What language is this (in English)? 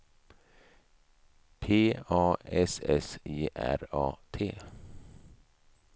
Swedish